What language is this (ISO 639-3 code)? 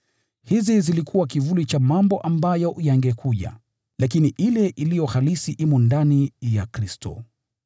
swa